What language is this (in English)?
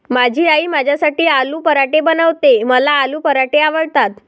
Marathi